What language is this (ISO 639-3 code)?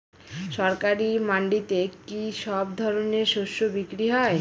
ben